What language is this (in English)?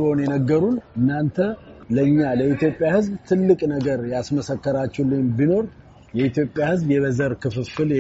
Amharic